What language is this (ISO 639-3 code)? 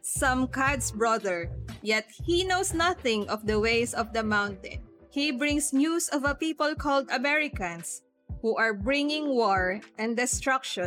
fil